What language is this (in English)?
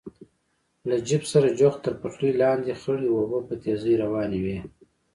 Pashto